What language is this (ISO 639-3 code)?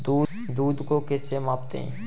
hin